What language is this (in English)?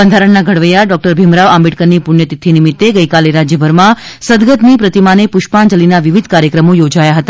Gujarati